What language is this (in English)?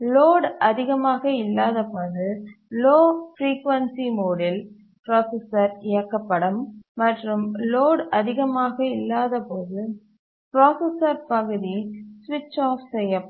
Tamil